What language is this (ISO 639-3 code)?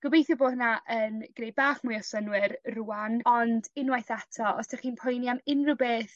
cym